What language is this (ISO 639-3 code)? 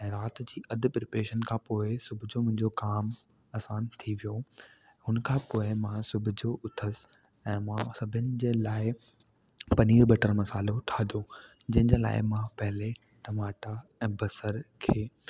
snd